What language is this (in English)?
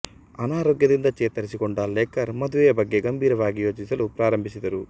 Kannada